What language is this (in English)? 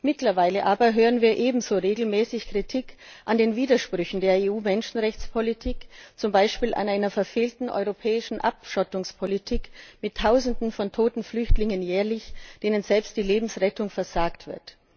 German